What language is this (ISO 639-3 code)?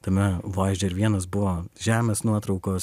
lit